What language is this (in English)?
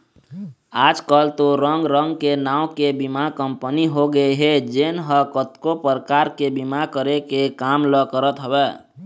Chhattisgarhi